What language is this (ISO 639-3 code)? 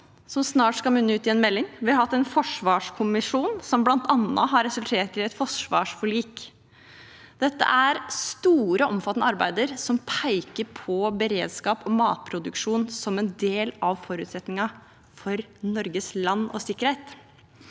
nor